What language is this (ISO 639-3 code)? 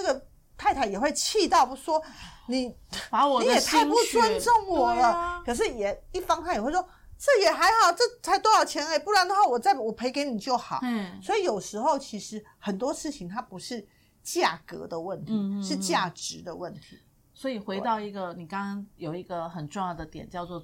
zho